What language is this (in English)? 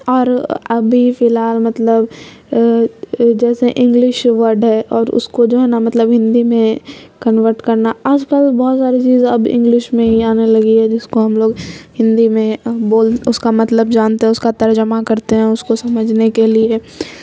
Urdu